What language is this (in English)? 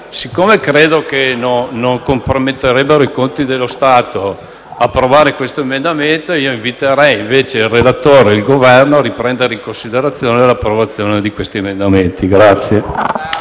Italian